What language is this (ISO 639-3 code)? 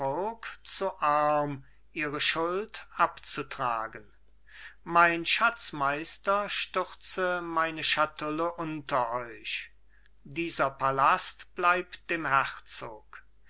deu